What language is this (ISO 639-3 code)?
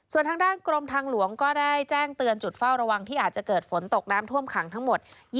tha